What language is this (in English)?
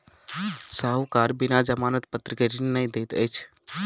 Maithili